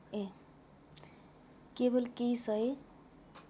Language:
Nepali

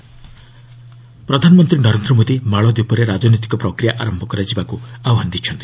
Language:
Odia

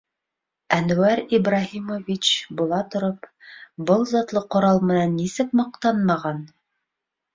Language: Bashkir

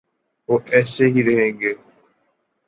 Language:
Urdu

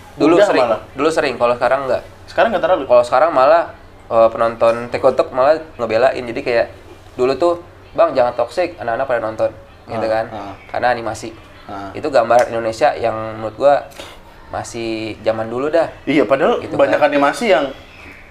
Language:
Indonesian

